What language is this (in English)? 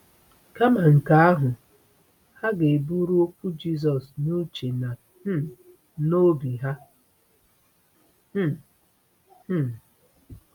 Igbo